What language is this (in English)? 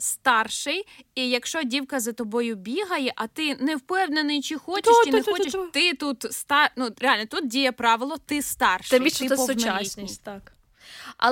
Ukrainian